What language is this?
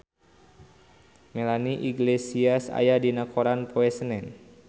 Sundanese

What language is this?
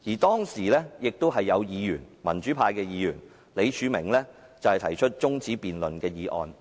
Cantonese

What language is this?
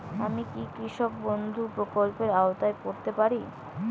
Bangla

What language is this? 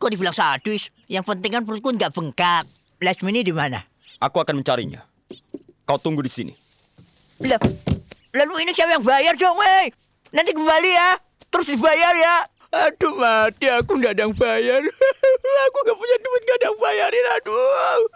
Indonesian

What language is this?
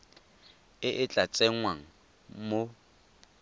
Tswana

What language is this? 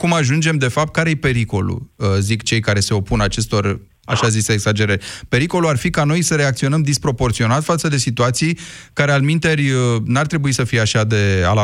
Romanian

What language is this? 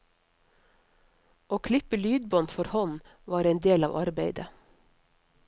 Norwegian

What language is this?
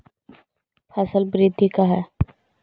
Magahi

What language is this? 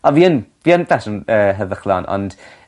Welsh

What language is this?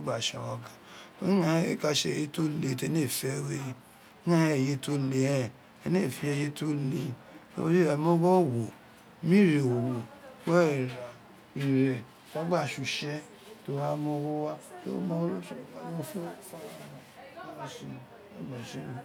Isekiri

